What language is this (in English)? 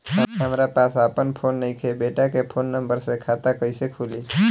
Bhojpuri